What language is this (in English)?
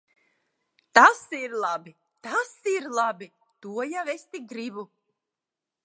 Latvian